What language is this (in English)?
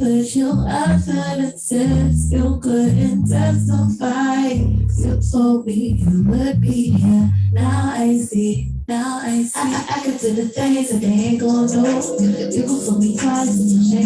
English